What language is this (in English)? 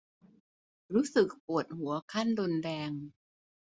Thai